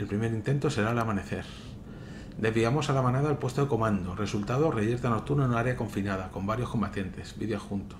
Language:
Spanish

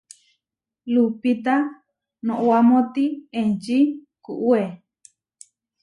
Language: Huarijio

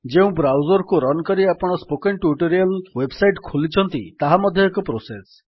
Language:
Odia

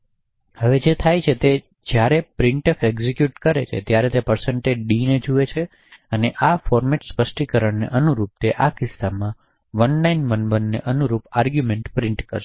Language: Gujarati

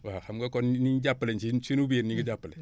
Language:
Wolof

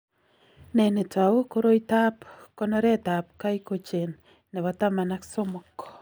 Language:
Kalenjin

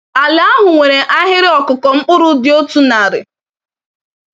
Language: Igbo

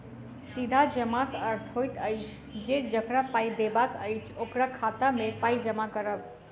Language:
Maithili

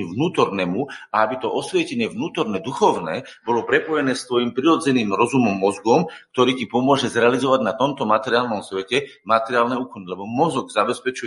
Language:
Slovak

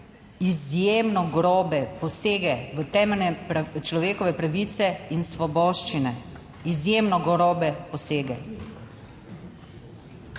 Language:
Slovenian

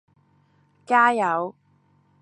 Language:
Cantonese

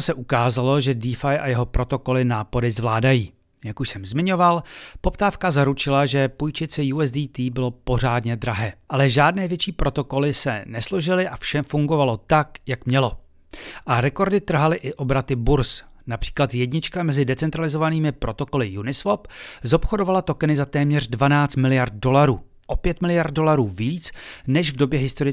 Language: Czech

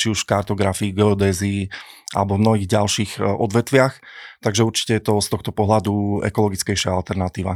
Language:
Slovak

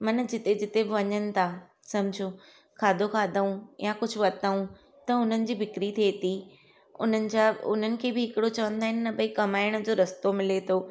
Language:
Sindhi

